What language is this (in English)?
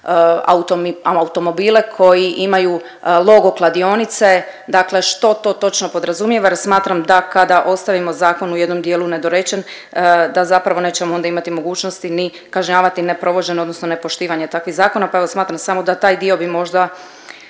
Croatian